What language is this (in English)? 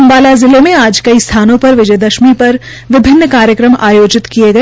Hindi